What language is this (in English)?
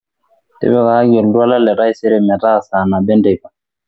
Masai